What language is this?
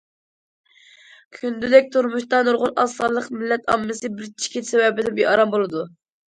Uyghur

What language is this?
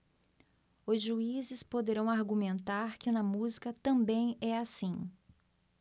Portuguese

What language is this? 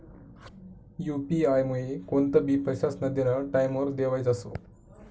Marathi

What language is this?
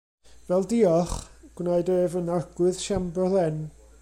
Welsh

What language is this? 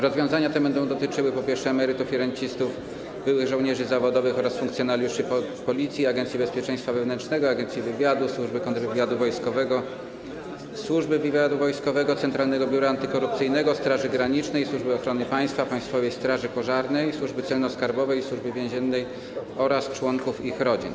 Polish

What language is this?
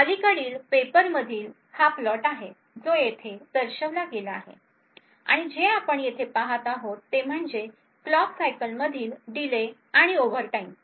Marathi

